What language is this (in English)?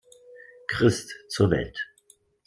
German